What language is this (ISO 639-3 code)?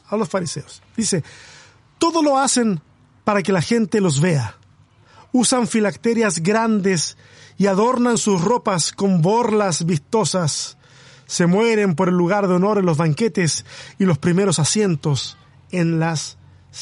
spa